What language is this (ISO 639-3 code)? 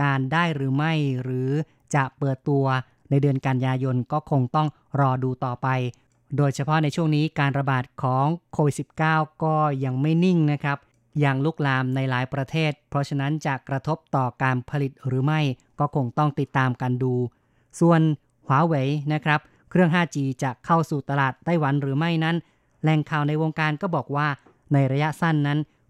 tha